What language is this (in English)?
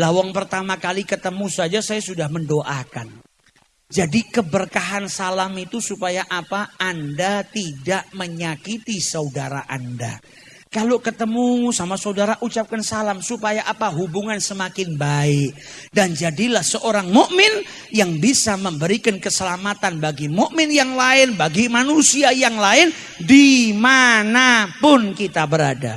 Indonesian